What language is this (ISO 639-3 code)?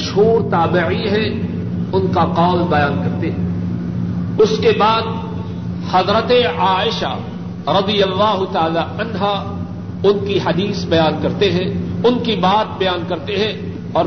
urd